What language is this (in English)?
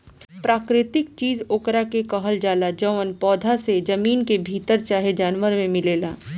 Bhojpuri